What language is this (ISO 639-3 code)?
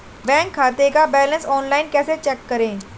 hin